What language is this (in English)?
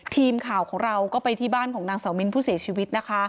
Thai